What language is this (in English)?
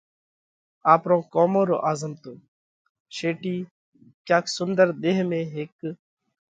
Parkari Koli